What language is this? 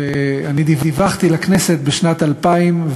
Hebrew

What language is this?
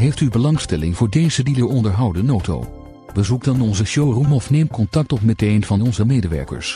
Dutch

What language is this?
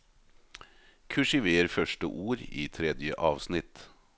Norwegian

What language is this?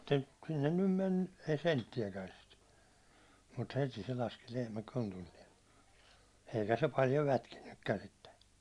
Finnish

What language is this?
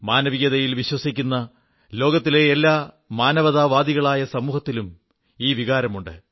Malayalam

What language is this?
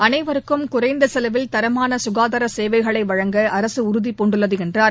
Tamil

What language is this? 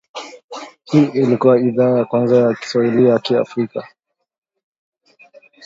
Swahili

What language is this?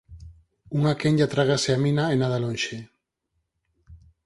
Galician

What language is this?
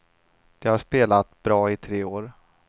Swedish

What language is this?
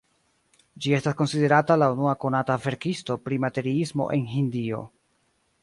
Esperanto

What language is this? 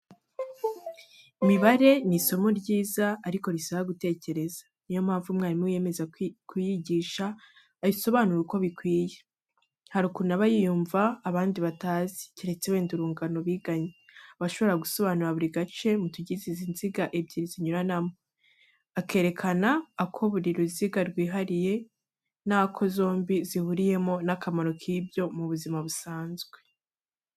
Kinyarwanda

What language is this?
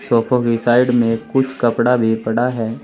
Hindi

